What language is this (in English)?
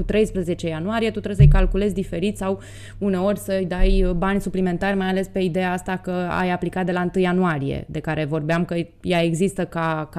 Romanian